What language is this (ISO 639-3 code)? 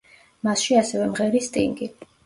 kat